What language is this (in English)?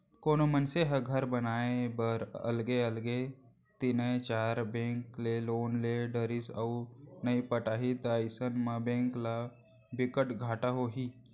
Chhattisgarhi